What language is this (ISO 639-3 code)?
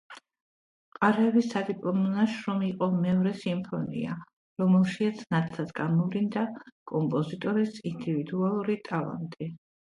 kat